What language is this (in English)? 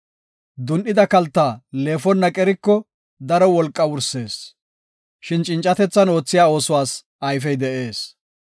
Gofa